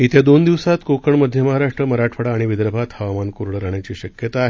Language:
Marathi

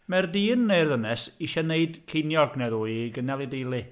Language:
Welsh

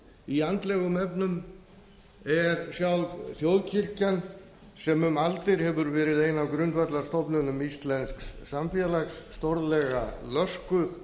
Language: Icelandic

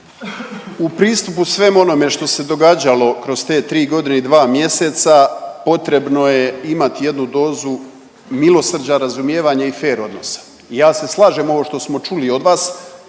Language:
Croatian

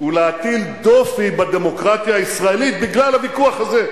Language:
Hebrew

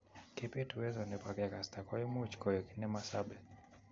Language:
Kalenjin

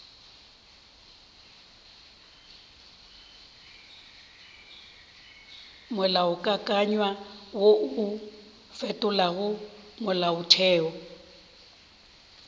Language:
Northern Sotho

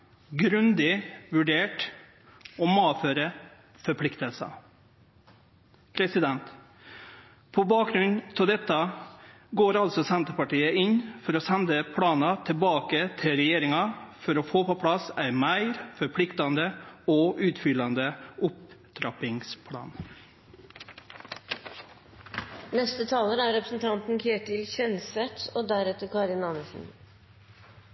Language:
Norwegian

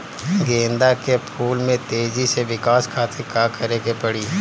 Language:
Bhojpuri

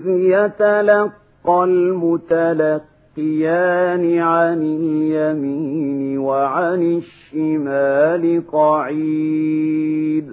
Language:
Arabic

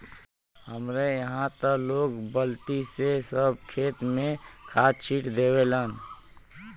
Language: Bhojpuri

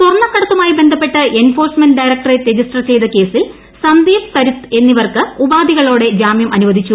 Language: Malayalam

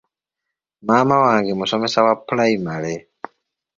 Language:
Ganda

